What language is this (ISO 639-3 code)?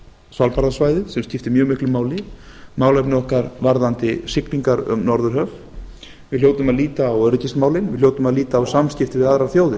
isl